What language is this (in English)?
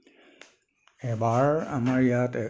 Assamese